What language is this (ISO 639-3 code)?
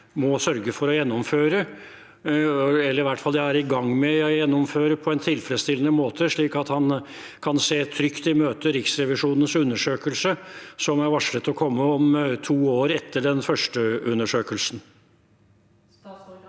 nor